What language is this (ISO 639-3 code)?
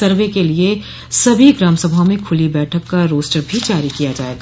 hin